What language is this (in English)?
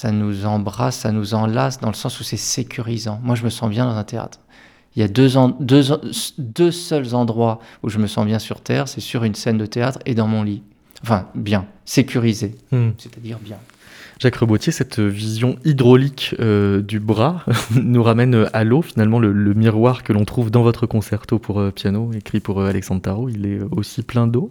French